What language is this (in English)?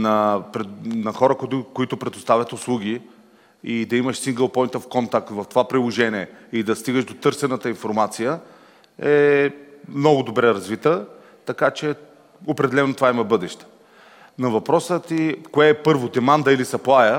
Bulgarian